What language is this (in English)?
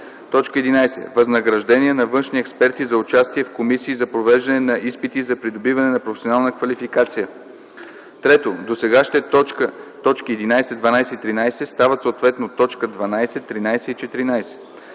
Bulgarian